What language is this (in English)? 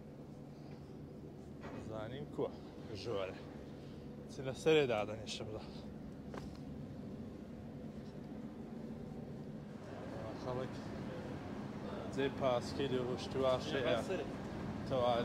Arabic